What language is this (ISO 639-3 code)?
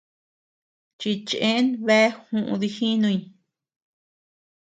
cux